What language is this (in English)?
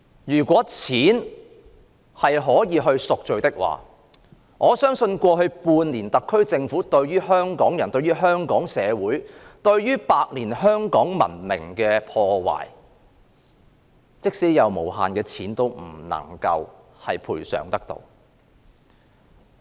Cantonese